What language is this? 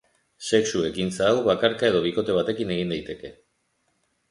Basque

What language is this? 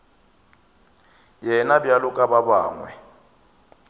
Northern Sotho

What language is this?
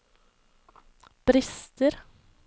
Norwegian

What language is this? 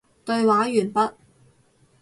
Cantonese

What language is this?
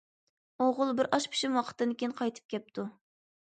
Uyghur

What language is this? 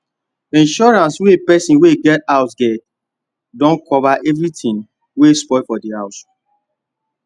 Nigerian Pidgin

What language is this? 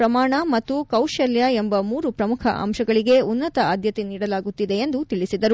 Kannada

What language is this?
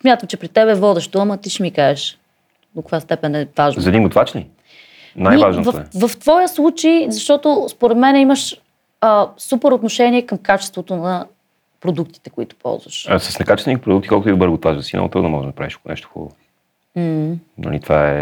Bulgarian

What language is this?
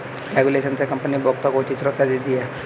Hindi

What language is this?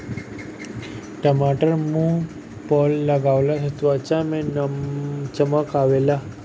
Bhojpuri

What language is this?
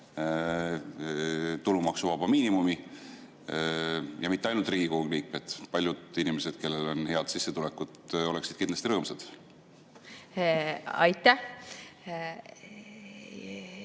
Estonian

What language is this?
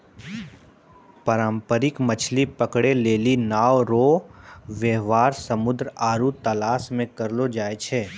Maithili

